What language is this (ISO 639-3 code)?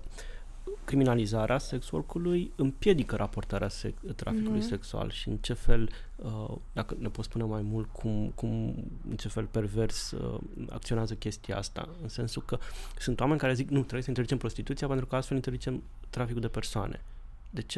ron